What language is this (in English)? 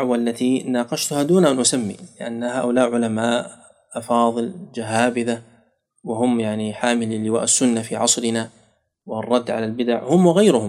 Arabic